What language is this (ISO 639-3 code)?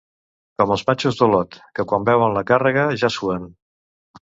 cat